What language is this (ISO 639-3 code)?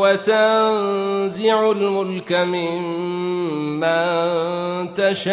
ara